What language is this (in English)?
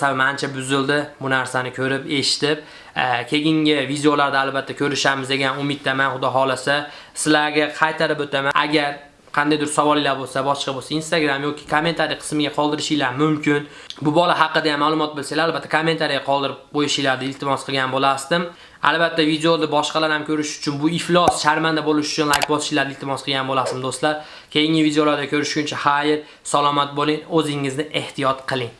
Russian